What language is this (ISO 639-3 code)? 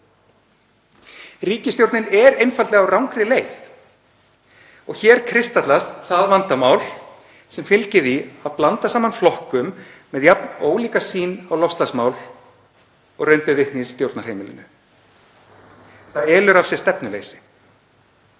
isl